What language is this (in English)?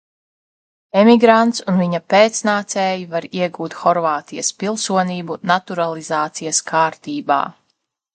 Latvian